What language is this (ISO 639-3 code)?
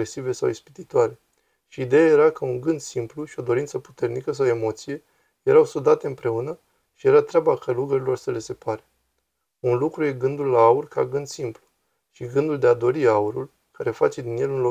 ron